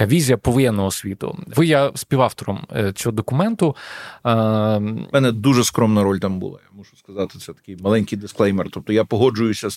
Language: Ukrainian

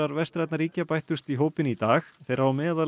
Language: Icelandic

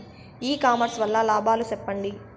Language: Telugu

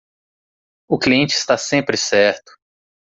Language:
Portuguese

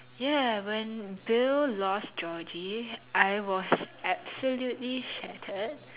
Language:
English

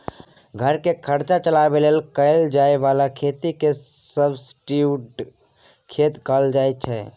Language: Maithili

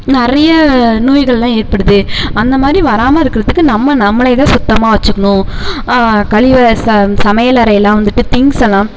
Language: Tamil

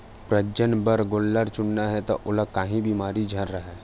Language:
Chhattisgarhi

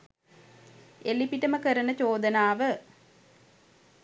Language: Sinhala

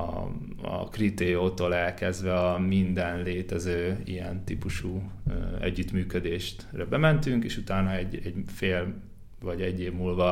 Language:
Hungarian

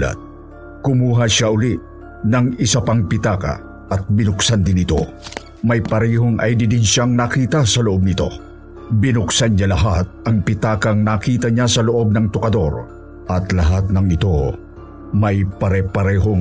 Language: Filipino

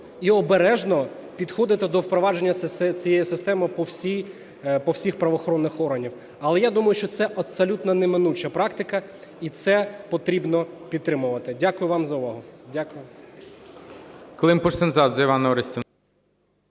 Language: Ukrainian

